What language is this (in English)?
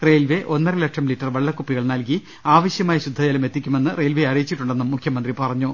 Malayalam